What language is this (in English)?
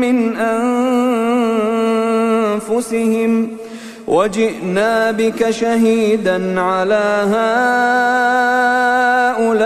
Arabic